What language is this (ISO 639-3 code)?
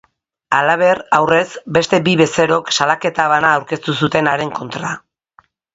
eus